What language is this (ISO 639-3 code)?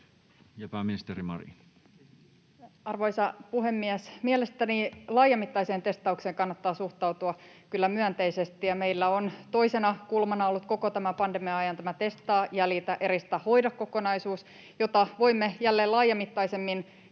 fin